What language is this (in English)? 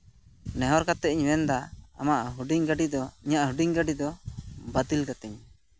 Santali